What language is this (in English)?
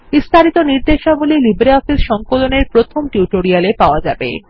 Bangla